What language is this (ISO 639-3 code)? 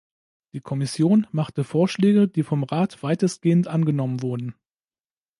deu